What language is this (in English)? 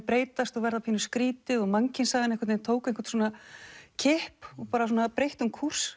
Icelandic